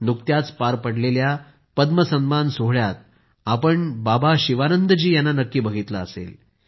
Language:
Marathi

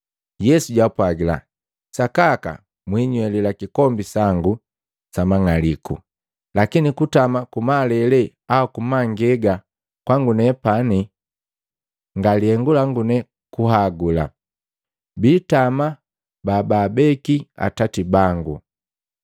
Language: Matengo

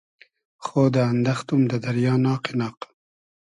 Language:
Hazaragi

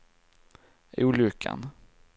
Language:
Swedish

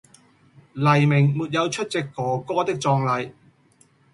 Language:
Cantonese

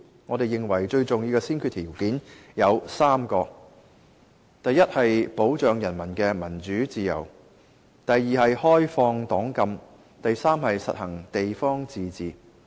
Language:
Cantonese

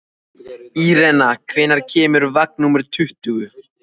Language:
Icelandic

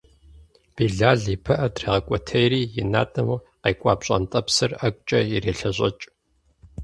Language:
Kabardian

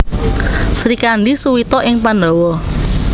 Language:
Javanese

